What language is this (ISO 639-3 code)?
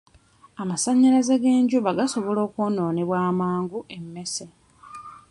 lug